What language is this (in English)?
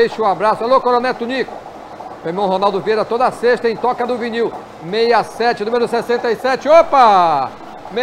Portuguese